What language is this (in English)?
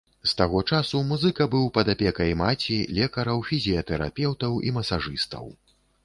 Belarusian